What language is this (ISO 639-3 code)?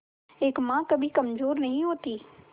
hin